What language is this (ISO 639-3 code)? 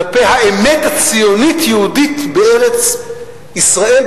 heb